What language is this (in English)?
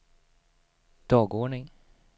Swedish